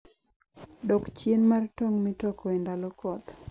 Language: Luo (Kenya and Tanzania)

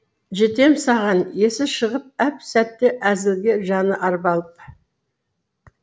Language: Kazakh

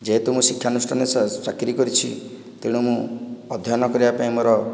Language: Odia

